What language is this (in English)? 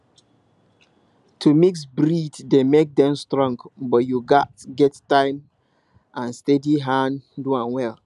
Nigerian Pidgin